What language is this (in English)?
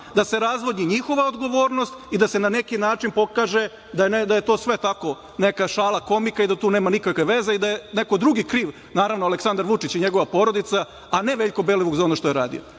Serbian